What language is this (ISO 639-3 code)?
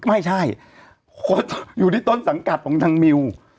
tha